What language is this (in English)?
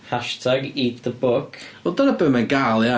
Welsh